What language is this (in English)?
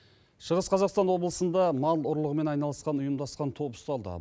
Kazakh